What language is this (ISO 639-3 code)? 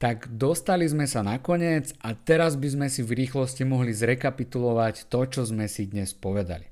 slk